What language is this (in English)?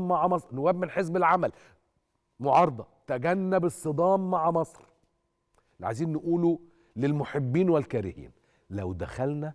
Arabic